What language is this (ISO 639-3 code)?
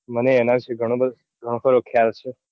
guj